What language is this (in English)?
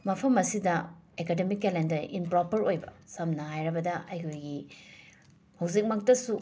Manipuri